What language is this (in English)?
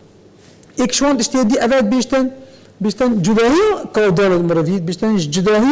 Arabic